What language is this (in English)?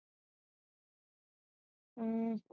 Punjabi